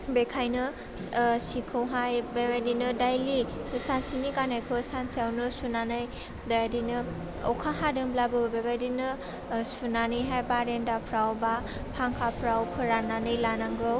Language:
Bodo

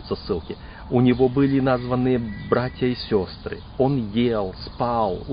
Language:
Russian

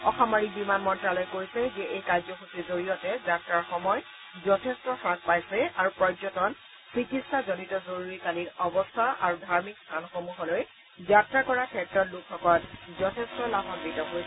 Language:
Assamese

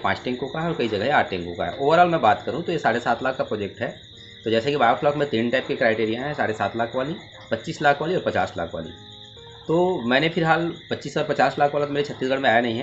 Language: Hindi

